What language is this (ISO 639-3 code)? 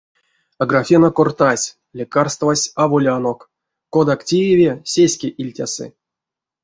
myv